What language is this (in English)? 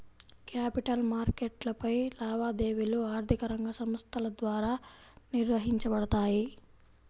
Telugu